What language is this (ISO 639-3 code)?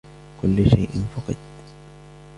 ara